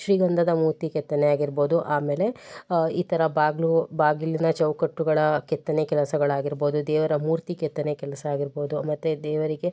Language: Kannada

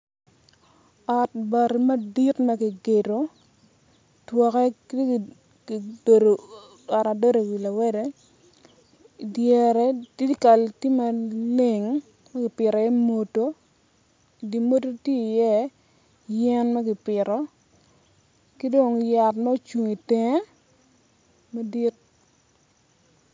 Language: Acoli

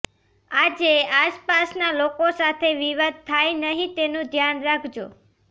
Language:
Gujarati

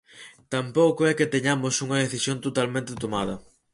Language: Galician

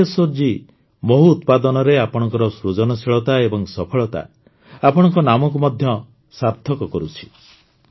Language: Odia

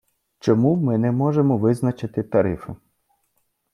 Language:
Ukrainian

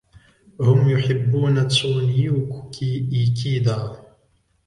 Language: Arabic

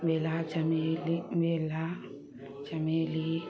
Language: Maithili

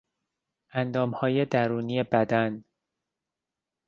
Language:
Persian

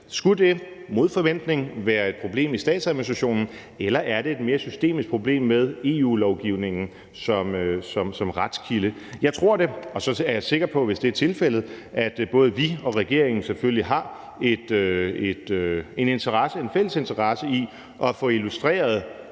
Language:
Danish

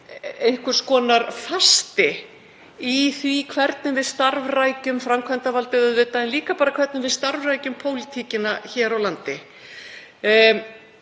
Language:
Icelandic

